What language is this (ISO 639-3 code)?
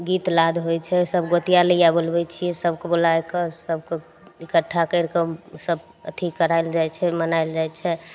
mai